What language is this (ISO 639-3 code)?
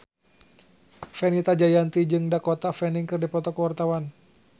sun